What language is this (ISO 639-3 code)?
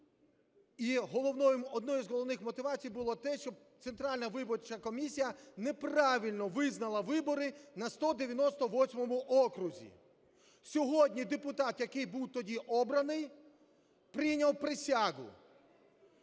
ukr